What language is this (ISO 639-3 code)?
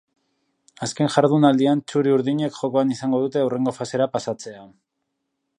eus